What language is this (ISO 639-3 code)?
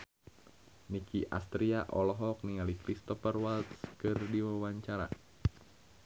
sun